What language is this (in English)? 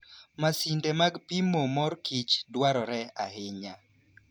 Luo (Kenya and Tanzania)